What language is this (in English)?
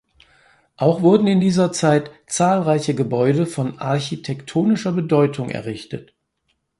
German